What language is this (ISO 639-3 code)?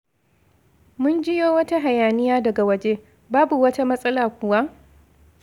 hau